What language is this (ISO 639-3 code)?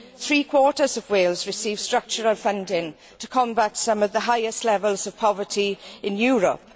eng